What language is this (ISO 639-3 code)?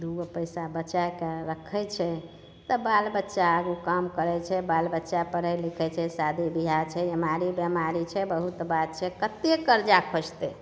mai